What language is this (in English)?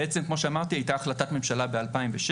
Hebrew